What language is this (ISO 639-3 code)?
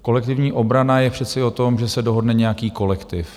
ces